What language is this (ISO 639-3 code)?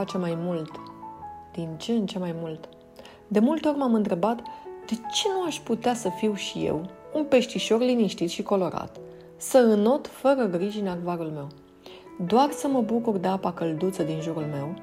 ron